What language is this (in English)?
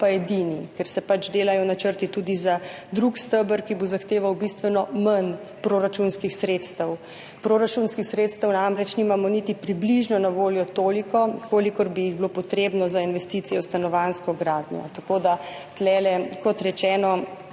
Slovenian